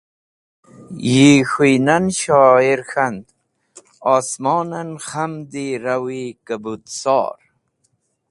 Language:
Wakhi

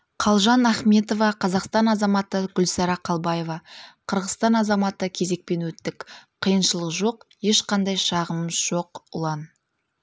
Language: Kazakh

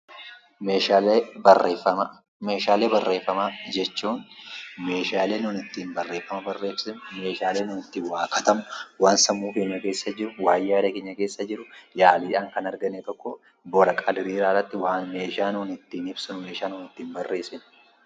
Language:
Oromo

